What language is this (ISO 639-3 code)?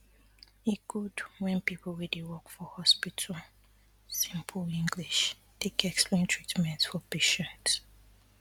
pcm